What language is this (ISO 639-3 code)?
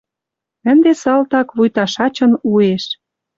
mrj